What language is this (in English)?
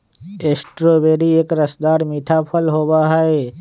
Magahi